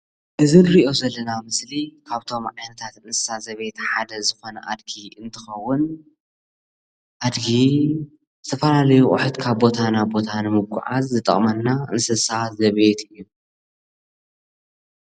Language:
Tigrinya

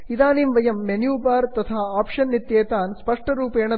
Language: Sanskrit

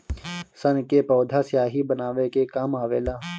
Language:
Bhojpuri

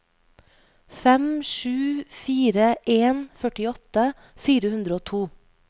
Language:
Norwegian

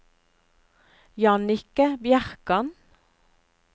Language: Norwegian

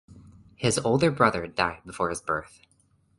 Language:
English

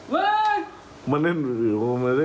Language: Thai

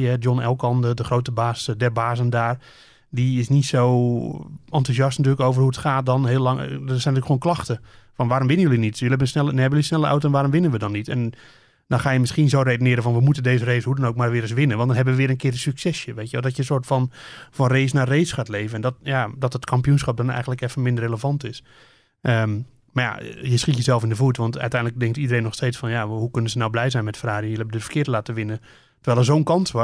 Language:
Dutch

